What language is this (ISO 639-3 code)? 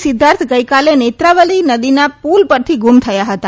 guj